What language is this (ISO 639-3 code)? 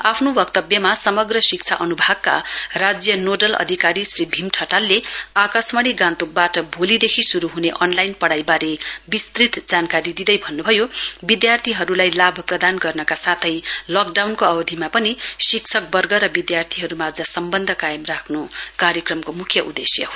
nep